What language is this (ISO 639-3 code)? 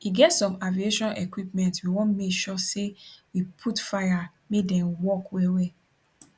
pcm